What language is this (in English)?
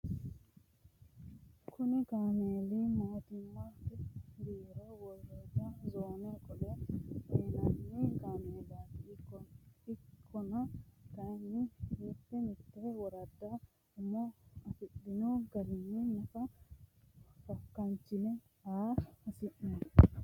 Sidamo